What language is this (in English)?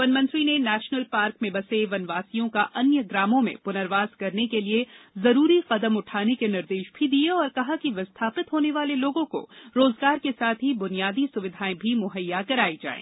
Hindi